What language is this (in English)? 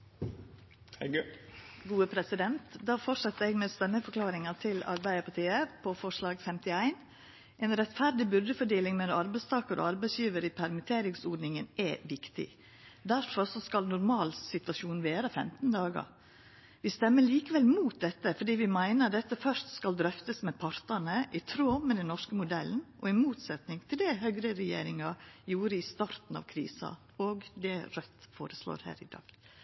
Norwegian Nynorsk